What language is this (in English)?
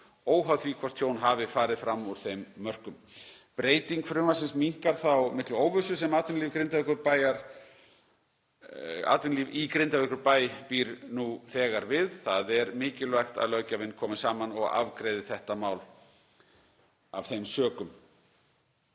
Icelandic